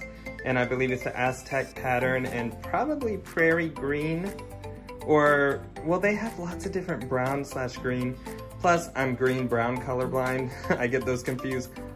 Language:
English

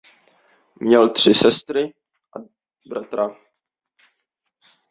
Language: Czech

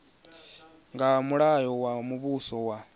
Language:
Venda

